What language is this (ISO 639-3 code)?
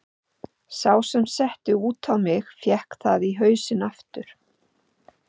isl